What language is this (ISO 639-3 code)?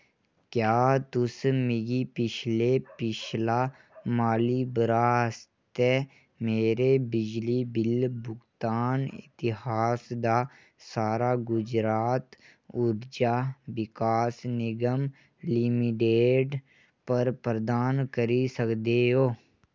doi